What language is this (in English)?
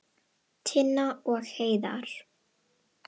Icelandic